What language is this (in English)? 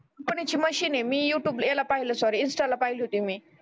Marathi